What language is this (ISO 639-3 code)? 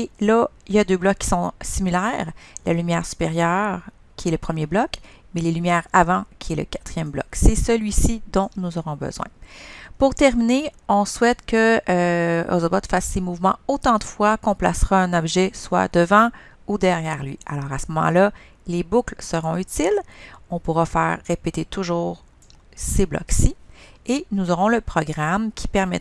fra